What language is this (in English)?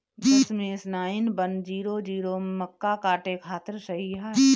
Bhojpuri